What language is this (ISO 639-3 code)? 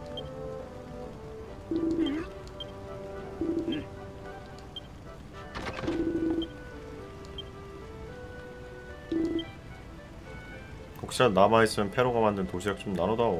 kor